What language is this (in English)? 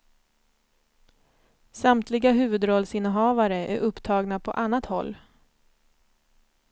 Swedish